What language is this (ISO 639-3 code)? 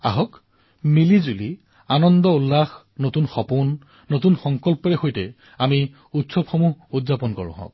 asm